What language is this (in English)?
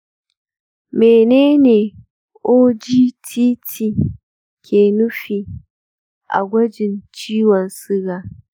Hausa